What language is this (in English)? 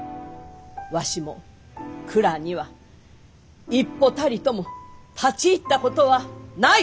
Japanese